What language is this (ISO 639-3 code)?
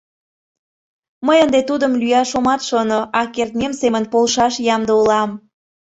chm